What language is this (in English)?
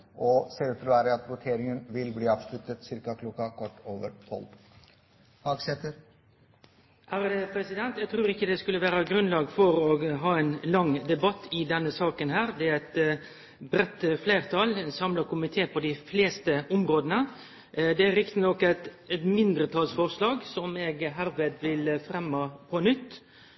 Norwegian